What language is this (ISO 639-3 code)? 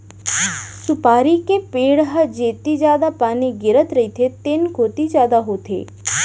hne